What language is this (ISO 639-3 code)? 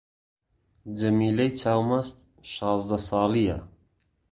ckb